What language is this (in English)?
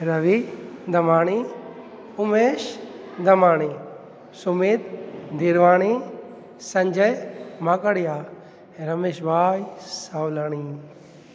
Sindhi